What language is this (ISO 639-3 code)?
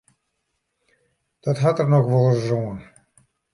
fry